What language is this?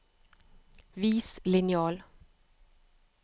Norwegian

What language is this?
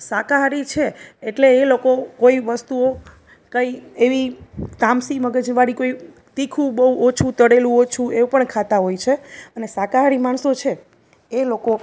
Gujarati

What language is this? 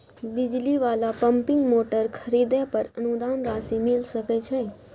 Maithili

